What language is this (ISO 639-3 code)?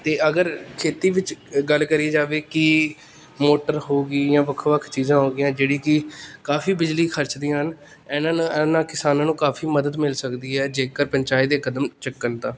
pan